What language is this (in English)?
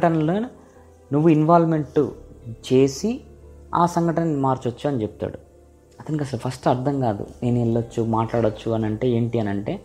Telugu